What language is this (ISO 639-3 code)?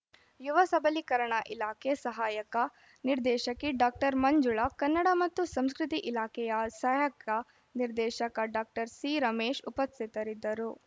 kan